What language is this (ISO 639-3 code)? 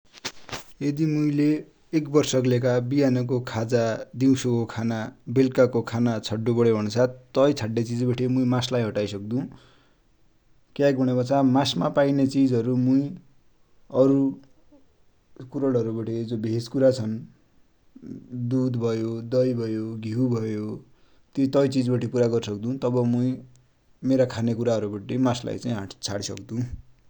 dty